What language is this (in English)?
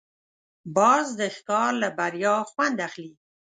Pashto